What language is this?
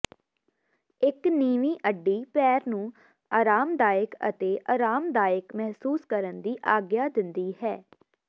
Punjabi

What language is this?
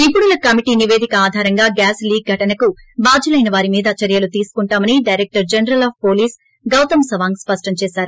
Telugu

